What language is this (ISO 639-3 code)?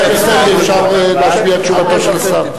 heb